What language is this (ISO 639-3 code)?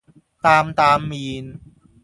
yue